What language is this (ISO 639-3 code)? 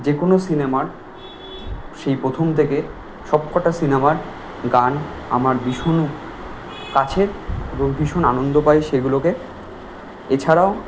ben